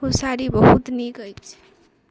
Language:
Maithili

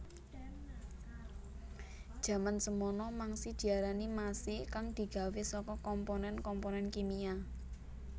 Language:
Javanese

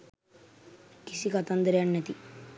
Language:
Sinhala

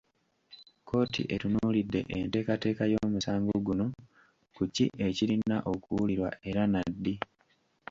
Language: Ganda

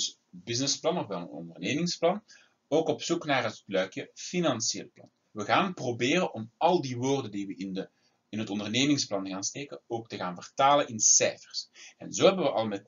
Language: Dutch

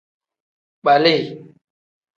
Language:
Tem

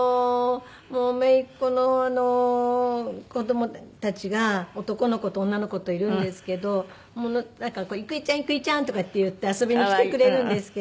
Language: Japanese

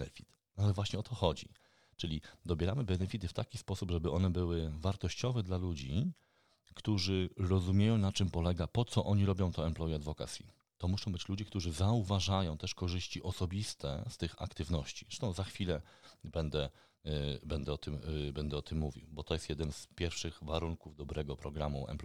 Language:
Polish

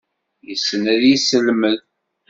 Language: Kabyle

